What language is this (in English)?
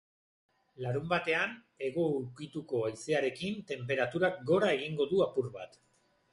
Basque